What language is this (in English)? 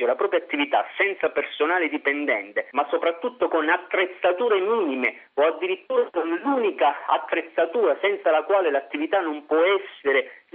Italian